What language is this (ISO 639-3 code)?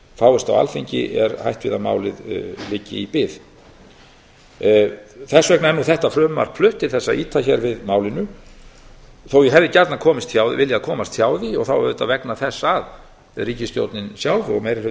isl